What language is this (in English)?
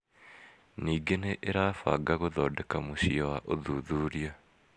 Kikuyu